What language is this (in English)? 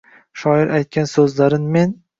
Uzbek